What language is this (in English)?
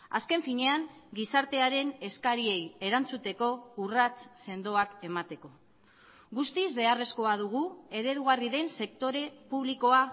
Basque